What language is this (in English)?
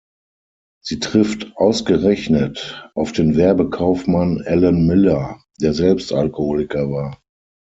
German